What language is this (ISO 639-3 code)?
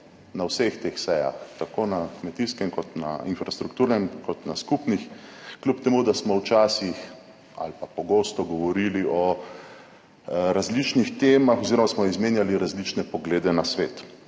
slv